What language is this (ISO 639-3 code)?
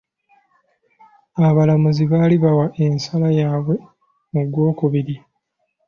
lug